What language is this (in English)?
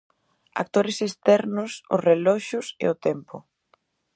Galician